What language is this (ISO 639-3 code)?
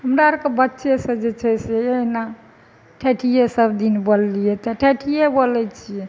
mai